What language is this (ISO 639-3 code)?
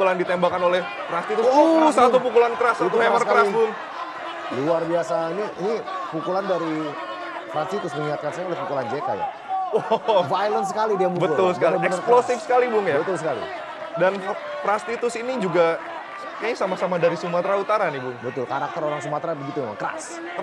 ind